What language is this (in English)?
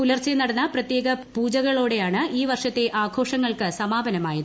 Malayalam